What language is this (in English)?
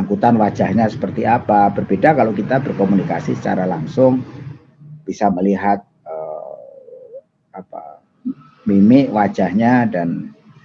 Indonesian